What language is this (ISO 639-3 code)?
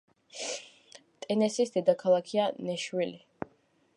kat